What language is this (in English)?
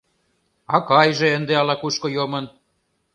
Mari